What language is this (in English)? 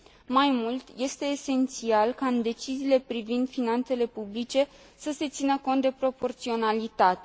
Romanian